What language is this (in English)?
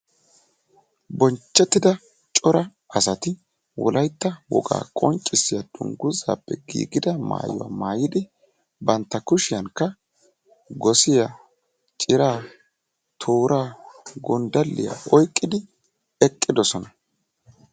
Wolaytta